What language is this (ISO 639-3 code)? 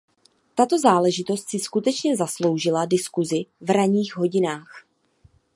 ces